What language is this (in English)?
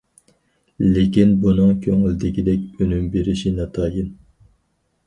Uyghur